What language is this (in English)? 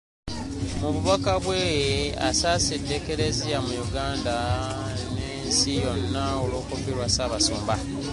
Ganda